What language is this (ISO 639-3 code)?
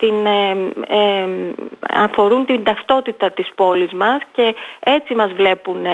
ell